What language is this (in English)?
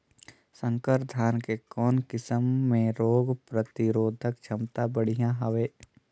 Chhattisgarhi